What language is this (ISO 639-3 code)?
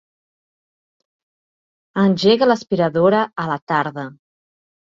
cat